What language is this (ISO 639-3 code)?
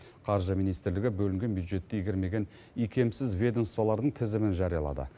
kaz